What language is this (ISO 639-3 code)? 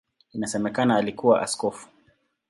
swa